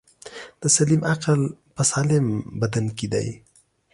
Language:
Pashto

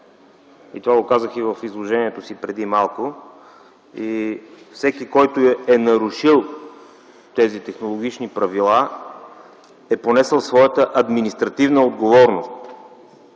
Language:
Bulgarian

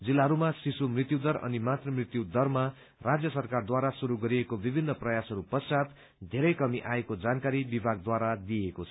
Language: Nepali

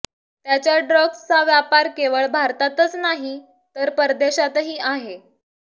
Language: Marathi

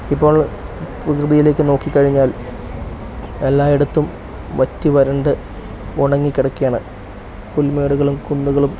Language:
Malayalam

